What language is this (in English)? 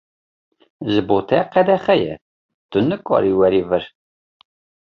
Kurdish